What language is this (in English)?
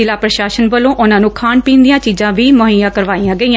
Punjabi